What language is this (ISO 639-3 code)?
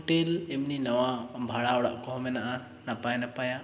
sat